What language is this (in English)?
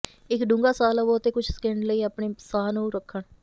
Punjabi